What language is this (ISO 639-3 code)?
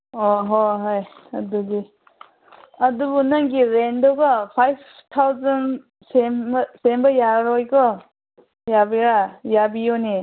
mni